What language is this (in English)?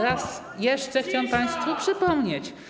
Polish